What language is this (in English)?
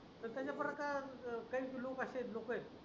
Marathi